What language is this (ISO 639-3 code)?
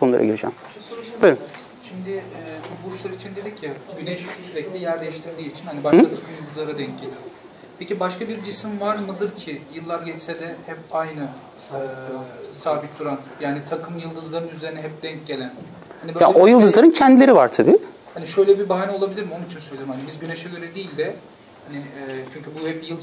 tur